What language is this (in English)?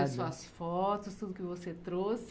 Portuguese